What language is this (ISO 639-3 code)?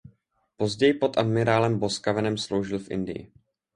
ces